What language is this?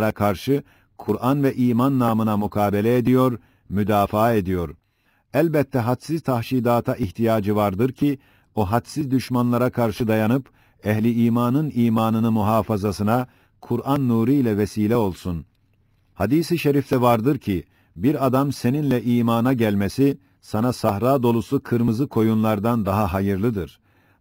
Turkish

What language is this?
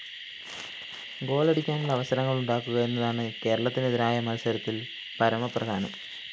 Malayalam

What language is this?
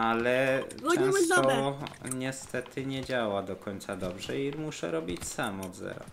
Polish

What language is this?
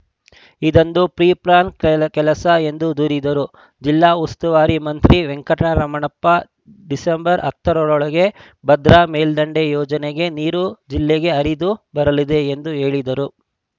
Kannada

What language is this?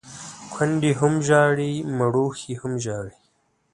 Pashto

